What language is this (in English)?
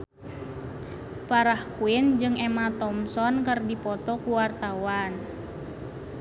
Sundanese